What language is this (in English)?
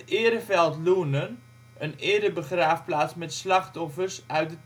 Dutch